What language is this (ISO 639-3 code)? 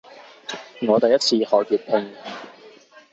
yue